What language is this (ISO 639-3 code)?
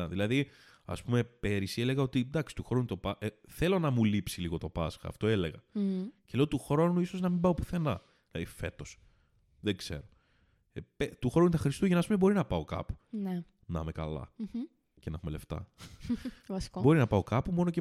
ell